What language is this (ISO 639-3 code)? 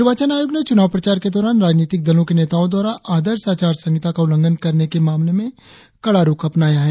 hin